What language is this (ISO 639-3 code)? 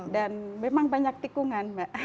ind